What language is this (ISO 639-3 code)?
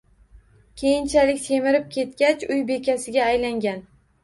uzb